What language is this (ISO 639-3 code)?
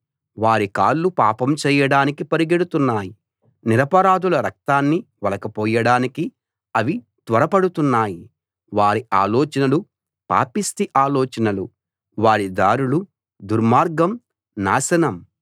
tel